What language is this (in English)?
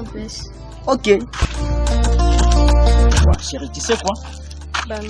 French